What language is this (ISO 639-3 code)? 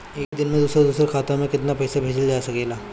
bho